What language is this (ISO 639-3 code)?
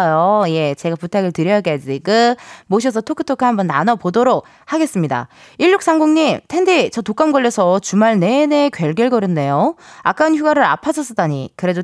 kor